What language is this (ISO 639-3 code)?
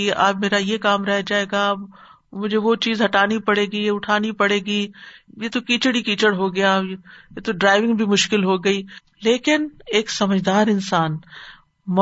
urd